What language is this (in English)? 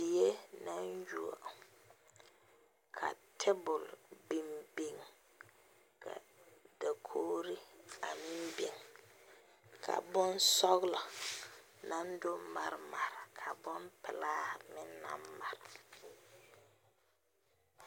Southern Dagaare